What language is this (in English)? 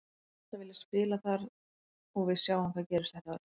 Icelandic